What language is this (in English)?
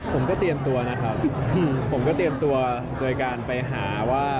Thai